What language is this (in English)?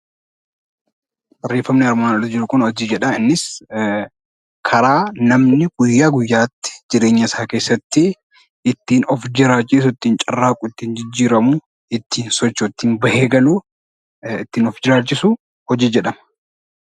Oromo